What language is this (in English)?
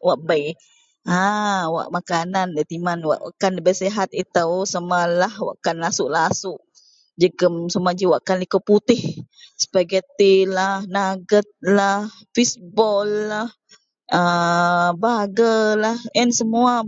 Central Melanau